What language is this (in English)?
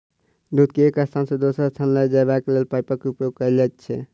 Maithili